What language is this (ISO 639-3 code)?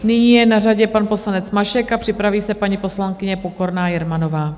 ces